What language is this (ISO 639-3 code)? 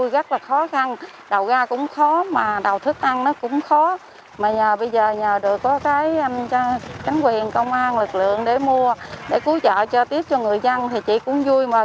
vie